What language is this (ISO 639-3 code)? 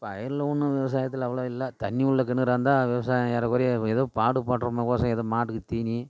tam